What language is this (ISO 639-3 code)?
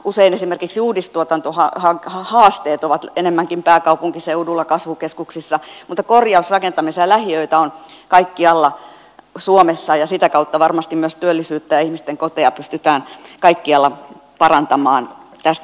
fin